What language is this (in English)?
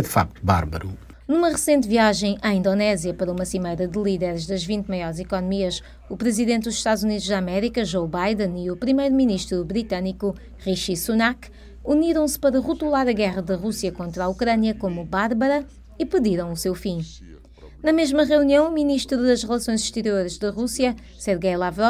Portuguese